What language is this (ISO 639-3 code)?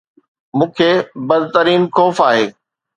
snd